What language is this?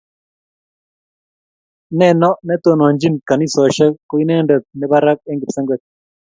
Kalenjin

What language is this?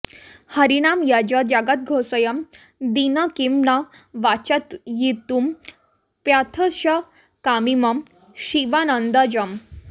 Sanskrit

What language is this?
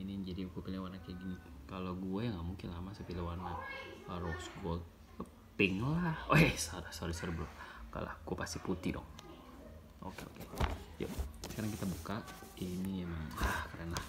Indonesian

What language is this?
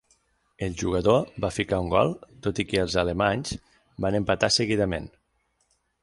Catalan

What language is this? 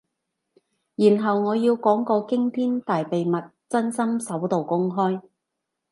Cantonese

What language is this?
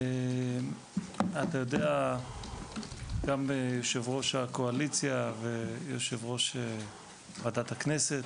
Hebrew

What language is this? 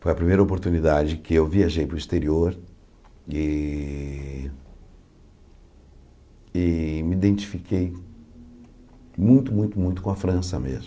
Portuguese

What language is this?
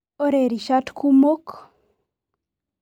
Masai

